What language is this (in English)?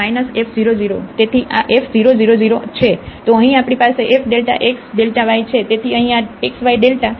Gujarati